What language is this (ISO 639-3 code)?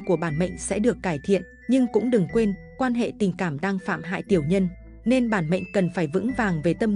vie